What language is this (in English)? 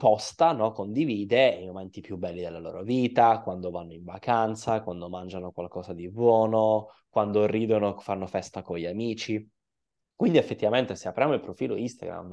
Italian